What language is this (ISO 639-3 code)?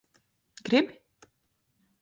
lav